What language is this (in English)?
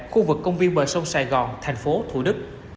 Vietnamese